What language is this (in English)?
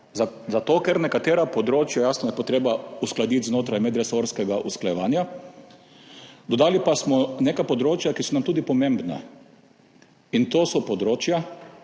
Slovenian